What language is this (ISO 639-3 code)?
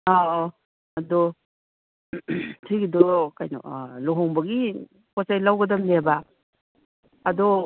mni